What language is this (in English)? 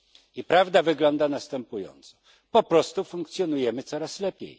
Polish